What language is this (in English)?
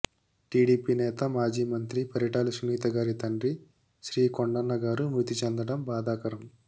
Telugu